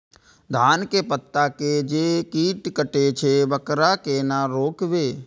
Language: Maithili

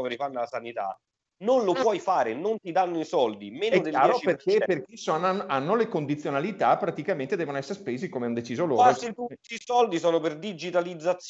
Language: Italian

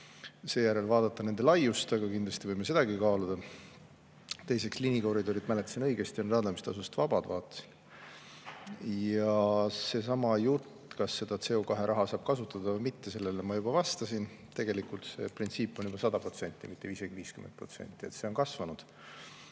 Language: Estonian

